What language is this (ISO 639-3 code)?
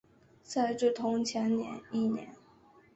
zho